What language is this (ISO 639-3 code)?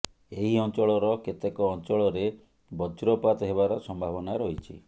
ori